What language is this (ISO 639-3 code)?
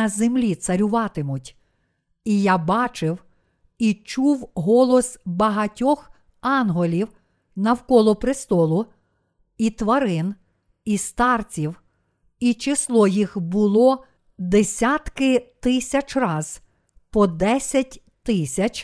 ukr